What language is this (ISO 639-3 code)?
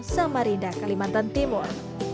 ind